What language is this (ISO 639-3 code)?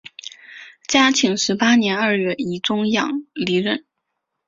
zho